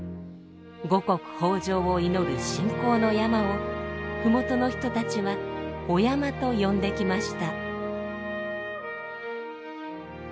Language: Japanese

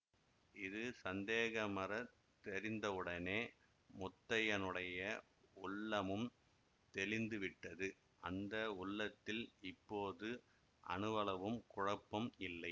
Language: Tamil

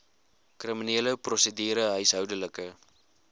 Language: Afrikaans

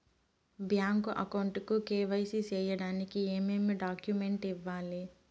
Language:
Telugu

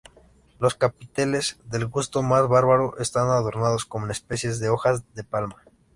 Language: Spanish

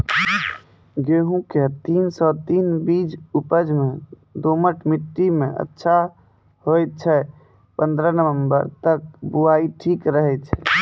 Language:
Maithili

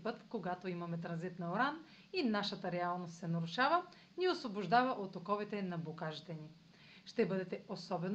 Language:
Bulgarian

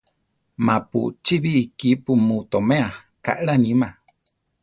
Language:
Central Tarahumara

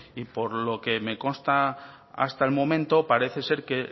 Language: Spanish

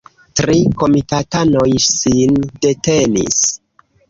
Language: Esperanto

